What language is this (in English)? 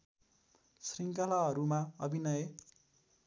Nepali